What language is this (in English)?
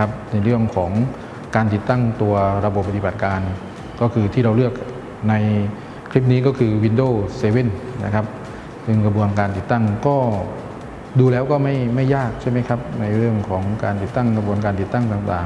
Thai